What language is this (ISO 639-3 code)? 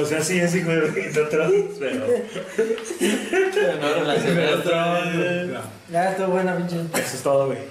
spa